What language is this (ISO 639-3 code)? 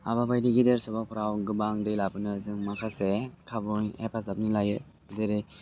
brx